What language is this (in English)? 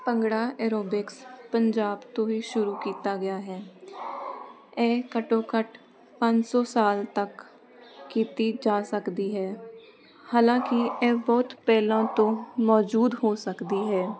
Punjabi